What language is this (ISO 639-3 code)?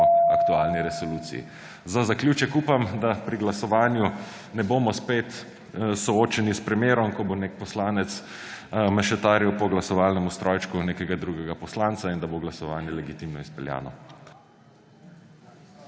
slv